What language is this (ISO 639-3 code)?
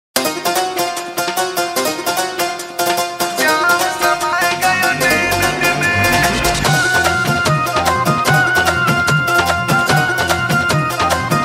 ara